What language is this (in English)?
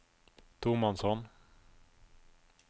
Norwegian